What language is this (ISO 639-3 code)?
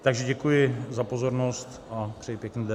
ces